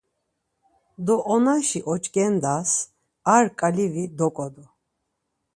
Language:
Laz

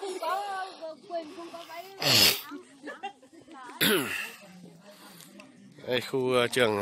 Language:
Vietnamese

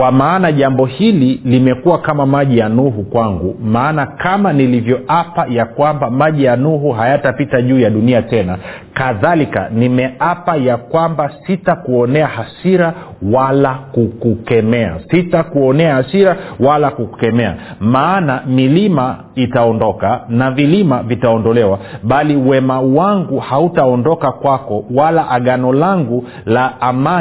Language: Swahili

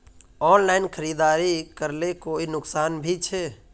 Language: Magahi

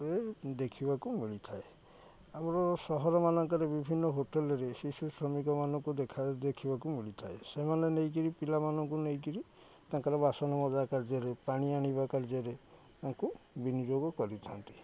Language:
Odia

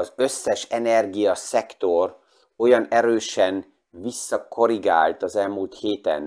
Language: Hungarian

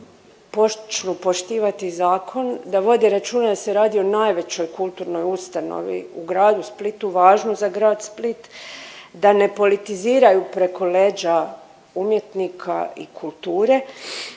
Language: Croatian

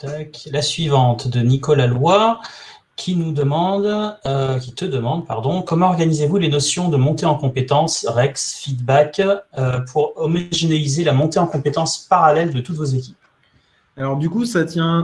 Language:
French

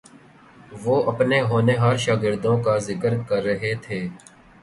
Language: Urdu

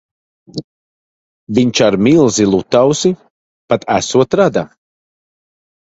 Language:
Latvian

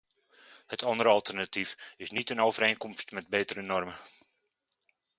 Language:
Dutch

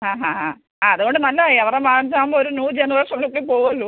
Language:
Malayalam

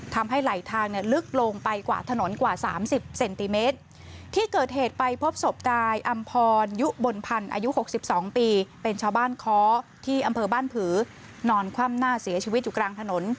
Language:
Thai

